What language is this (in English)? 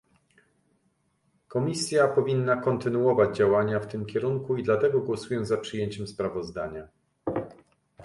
Polish